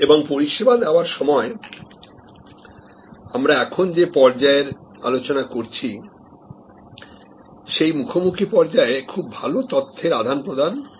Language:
Bangla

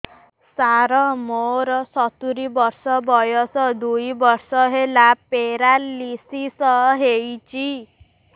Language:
Odia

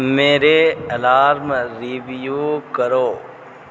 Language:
Urdu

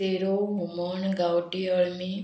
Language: Konkani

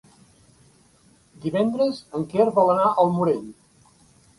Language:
Catalan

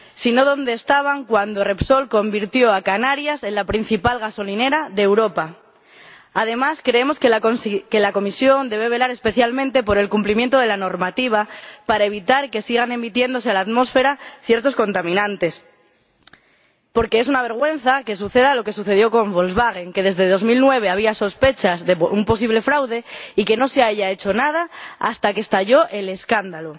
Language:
Spanish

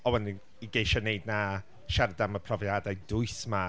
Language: Welsh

